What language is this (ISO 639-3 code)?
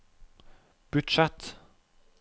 nor